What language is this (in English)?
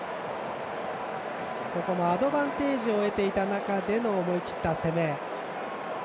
Japanese